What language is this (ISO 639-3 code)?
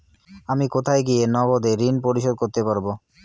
ben